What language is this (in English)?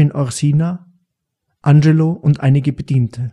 German